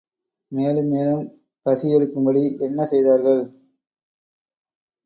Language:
Tamil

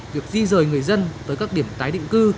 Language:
Vietnamese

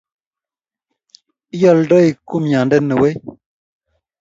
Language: Kalenjin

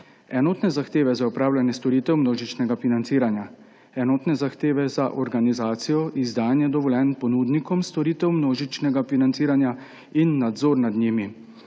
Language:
Slovenian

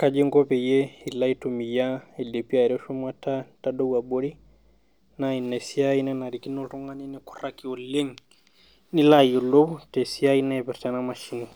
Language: Masai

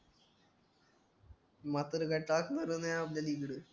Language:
Marathi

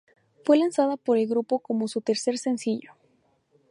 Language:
Spanish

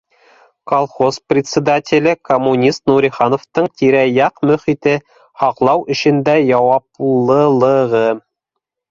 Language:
Bashkir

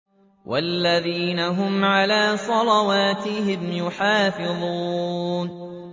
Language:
Arabic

